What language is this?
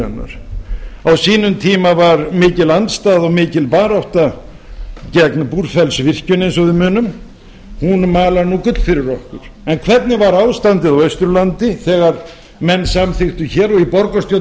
Icelandic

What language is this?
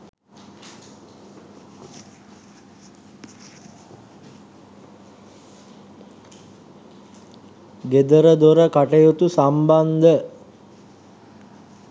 Sinhala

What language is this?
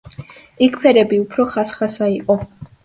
Georgian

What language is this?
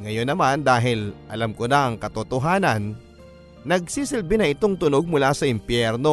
Filipino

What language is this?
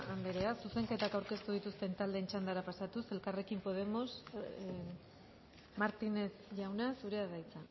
Basque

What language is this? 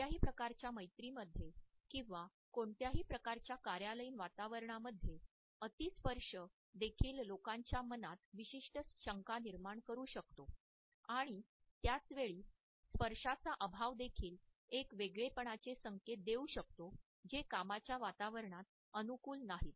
Marathi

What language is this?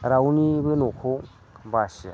Bodo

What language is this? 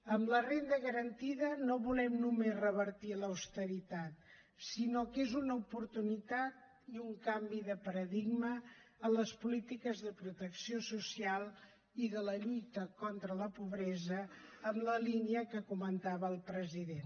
Catalan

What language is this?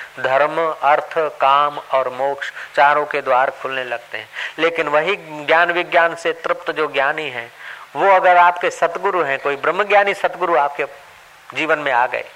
Hindi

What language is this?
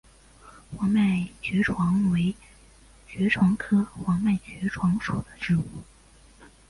Chinese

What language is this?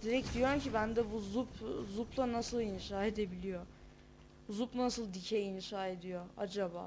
Turkish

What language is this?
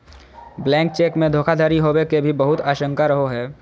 Magahi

